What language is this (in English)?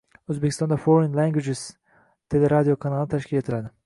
Uzbek